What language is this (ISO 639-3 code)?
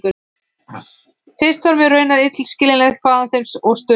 isl